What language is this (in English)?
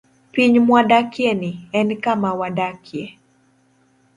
Luo (Kenya and Tanzania)